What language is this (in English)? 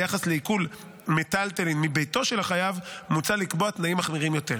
Hebrew